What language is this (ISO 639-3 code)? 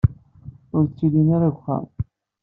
kab